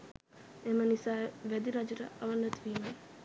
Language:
Sinhala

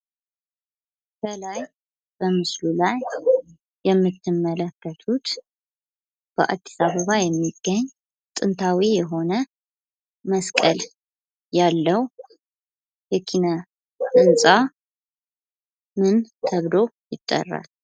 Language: Amharic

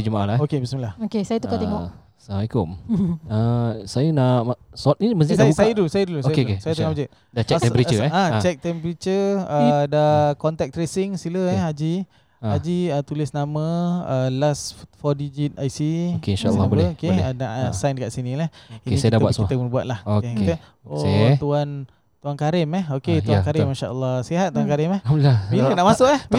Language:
Malay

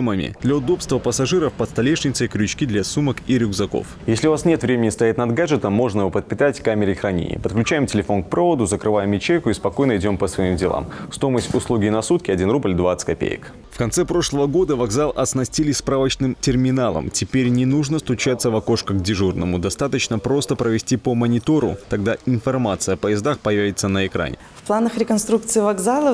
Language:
Russian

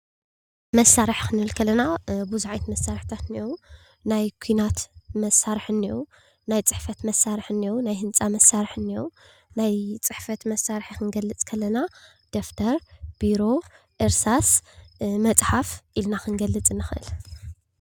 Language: Tigrinya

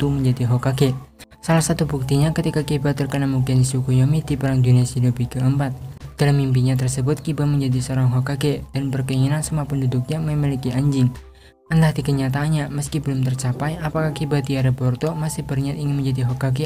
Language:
Indonesian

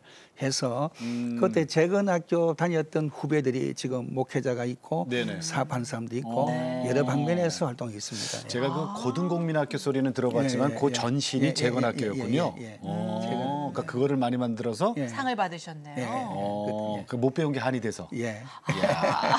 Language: Korean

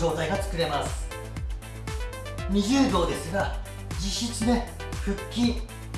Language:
Japanese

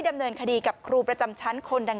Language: Thai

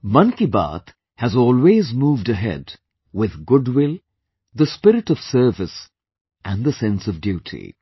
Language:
English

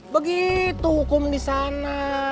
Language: Indonesian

